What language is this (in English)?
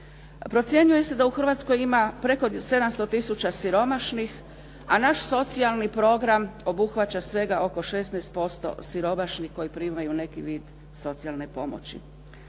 Croatian